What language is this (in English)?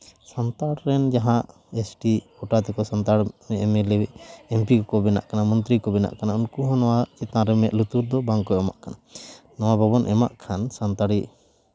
Santali